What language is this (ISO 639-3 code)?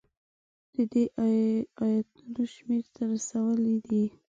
pus